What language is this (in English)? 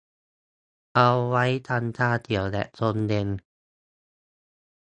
Thai